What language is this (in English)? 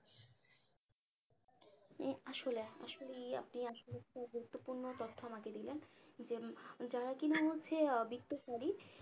Bangla